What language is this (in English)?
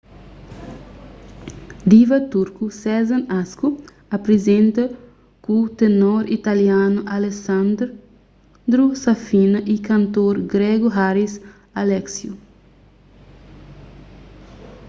Kabuverdianu